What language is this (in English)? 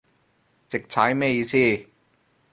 Cantonese